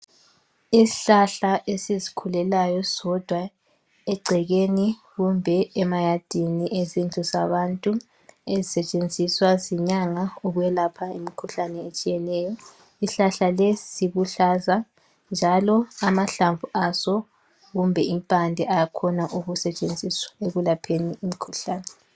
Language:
North Ndebele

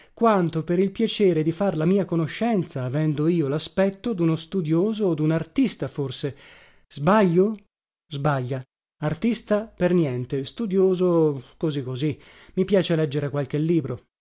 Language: Italian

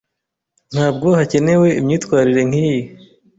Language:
Kinyarwanda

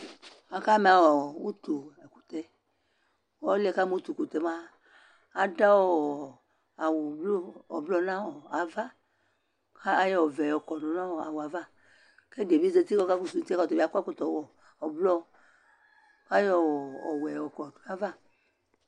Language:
Ikposo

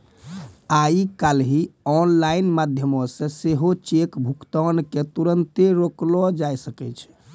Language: Maithili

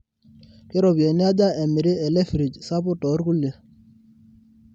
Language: Masai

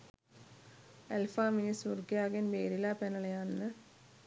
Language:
Sinhala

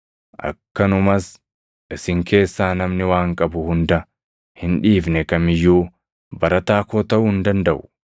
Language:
Oromo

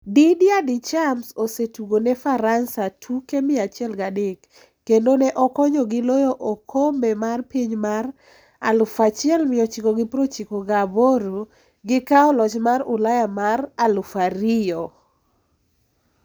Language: Luo (Kenya and Tanzania)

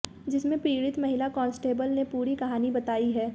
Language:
Hindi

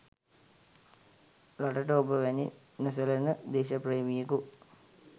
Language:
Sinhala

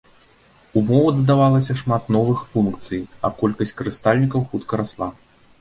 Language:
Belarusian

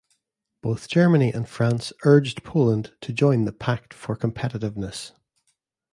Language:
English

